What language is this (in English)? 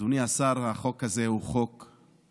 Hebrew